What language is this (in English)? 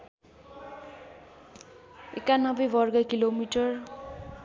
Nepali